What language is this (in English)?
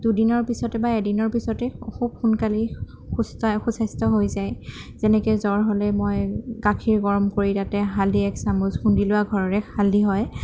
Assamese